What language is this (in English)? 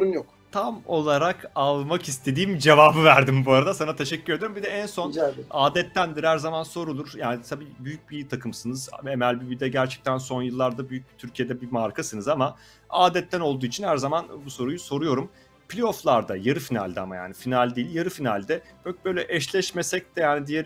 Turkish